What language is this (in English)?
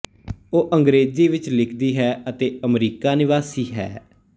Punjabi